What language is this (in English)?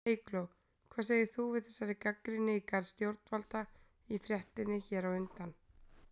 Icelandic